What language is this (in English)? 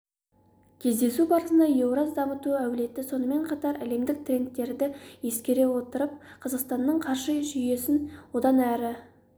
Kazakh